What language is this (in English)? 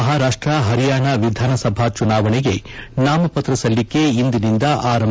Kannada